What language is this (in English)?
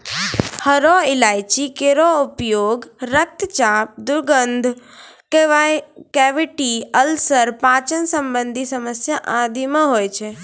Maithili